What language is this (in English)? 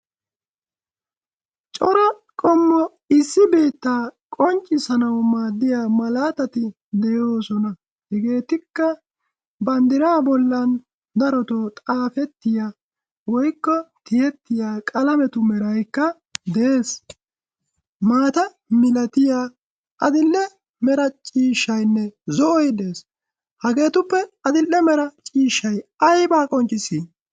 Wolaytta